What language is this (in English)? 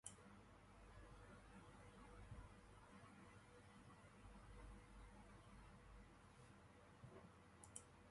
English